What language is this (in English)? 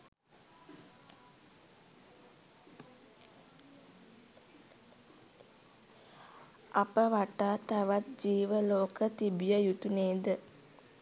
Sinhala